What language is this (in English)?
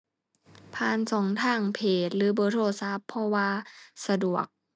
Thai